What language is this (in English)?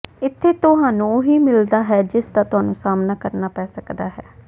Punjabi